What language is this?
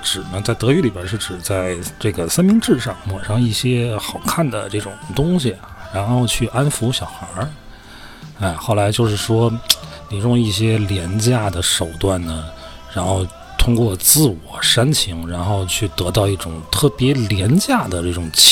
Chinese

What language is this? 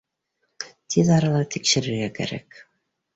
Bashkir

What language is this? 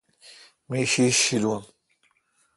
Kalkoti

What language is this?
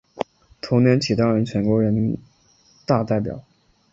Chinese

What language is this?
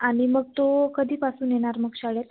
Marathi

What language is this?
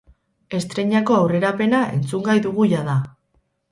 Basque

